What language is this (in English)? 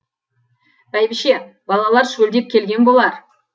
Kazakh